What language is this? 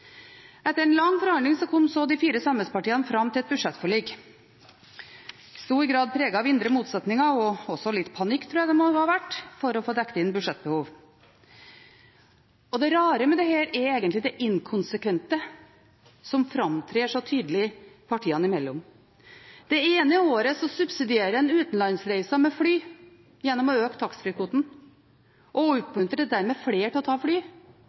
Norwegian Bokmål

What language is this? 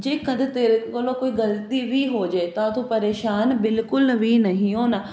Punjabi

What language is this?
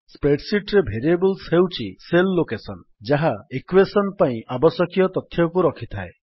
Odia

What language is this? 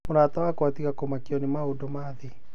Kikuyu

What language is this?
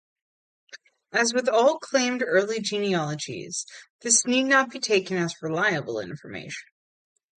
English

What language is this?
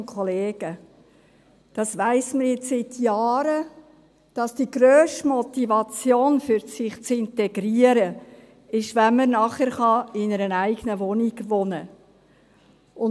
Swiss German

